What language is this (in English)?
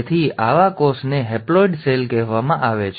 Gujarati